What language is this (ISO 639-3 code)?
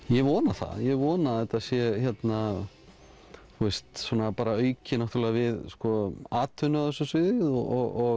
isl